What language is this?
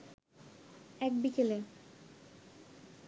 Bangla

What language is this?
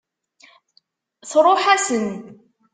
Kabyle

